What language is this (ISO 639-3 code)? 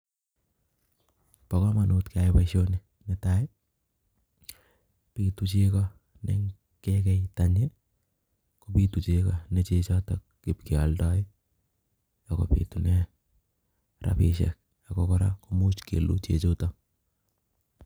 kln